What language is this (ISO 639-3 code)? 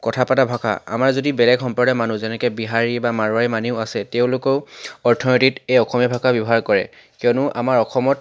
asm